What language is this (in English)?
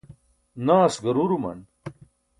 Burushaski